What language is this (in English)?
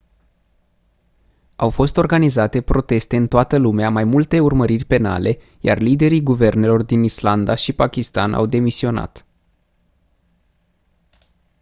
Romanian